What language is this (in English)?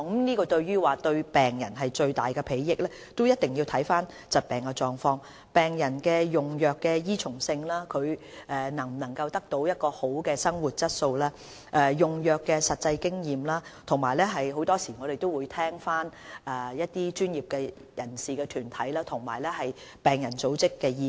Cantonese